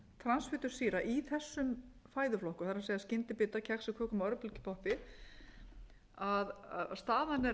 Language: Icelandic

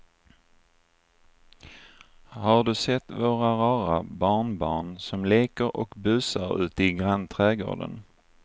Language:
Swedish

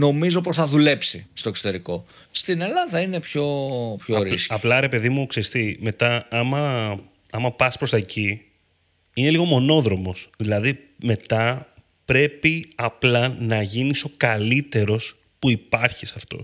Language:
Greek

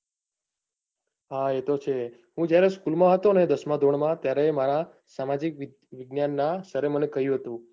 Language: Gujarati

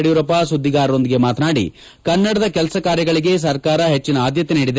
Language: Kannada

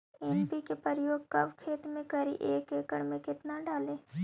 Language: Magahi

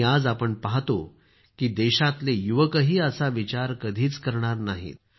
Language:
Marathi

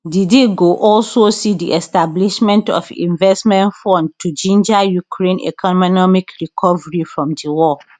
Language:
Nigerian Pidgin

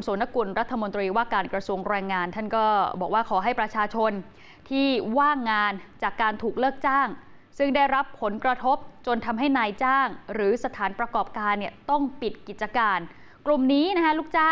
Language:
Thai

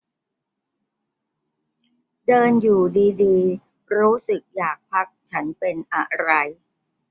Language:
Thai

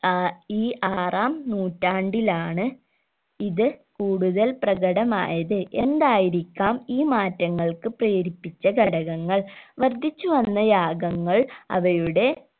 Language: Malayalam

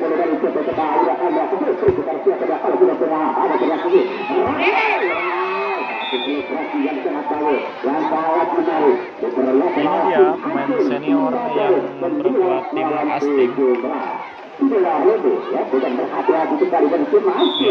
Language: Indonesian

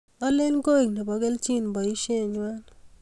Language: Kalenjin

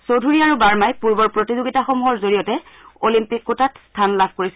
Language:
Assamese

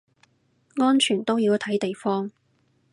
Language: Cantonese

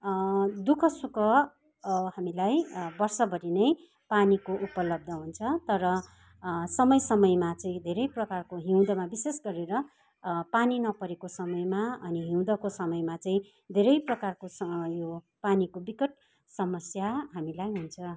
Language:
Nepali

